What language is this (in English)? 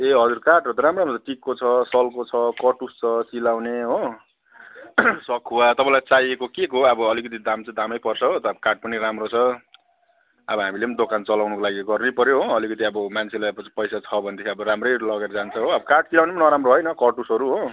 Nepali